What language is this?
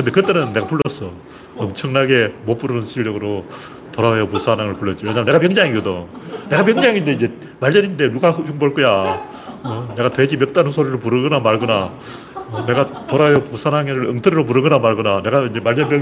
Korean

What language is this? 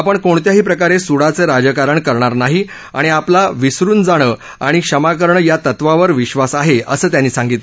Marathi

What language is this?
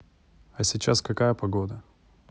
Russian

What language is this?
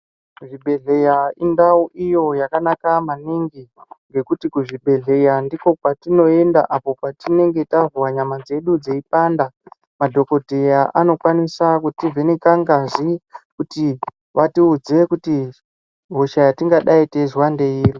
Ndau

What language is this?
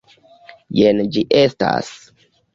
Esperanto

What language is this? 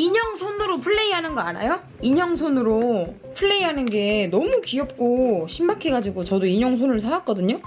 Korean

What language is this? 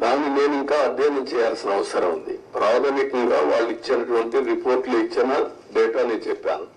Telugu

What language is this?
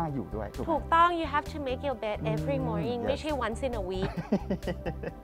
Thai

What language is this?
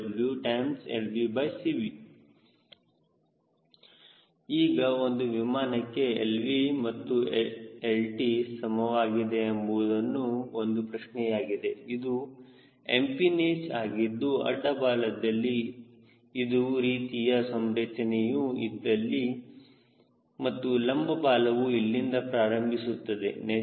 Kannada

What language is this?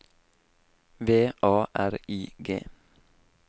Norwegian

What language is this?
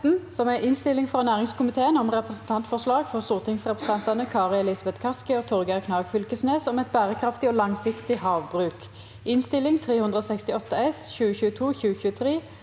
Norwegian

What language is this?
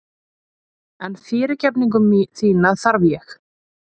Icelandic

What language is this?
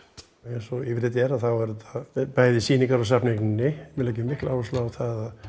Icelandic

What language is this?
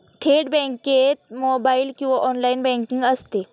Marathi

